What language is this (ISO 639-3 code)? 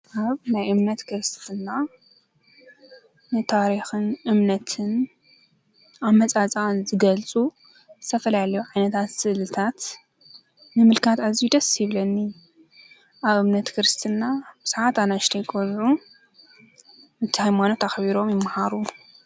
tir